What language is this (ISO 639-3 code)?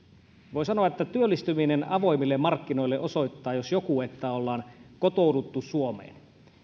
fin